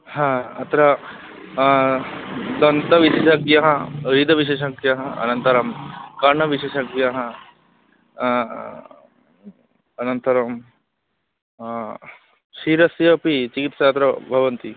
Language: Sanskrit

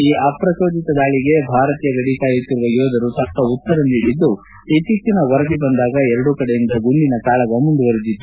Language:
Kannada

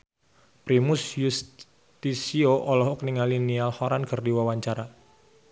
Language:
Sundanese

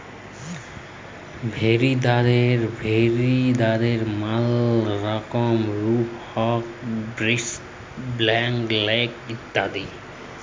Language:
Bangla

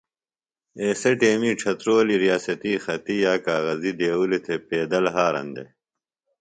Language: Phalura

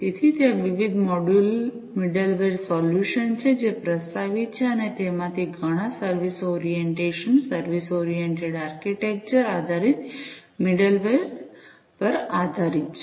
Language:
Gujarati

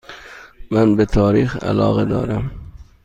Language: Persian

